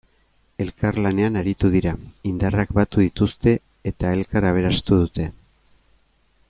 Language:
Basque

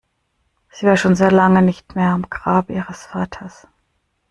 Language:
German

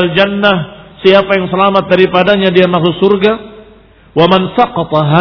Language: Indonesian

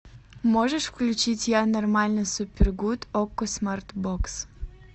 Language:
Russian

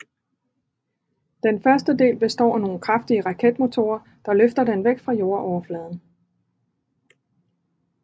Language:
Danish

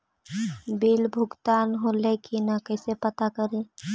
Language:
Magahi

